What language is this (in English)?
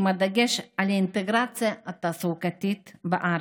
Hebrew